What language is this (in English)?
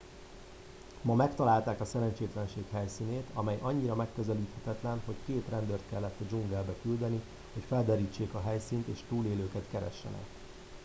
Hungarian